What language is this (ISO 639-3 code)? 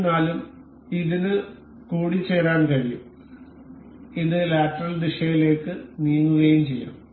mal